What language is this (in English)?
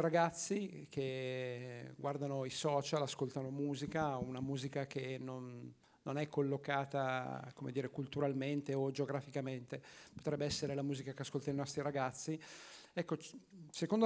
Italian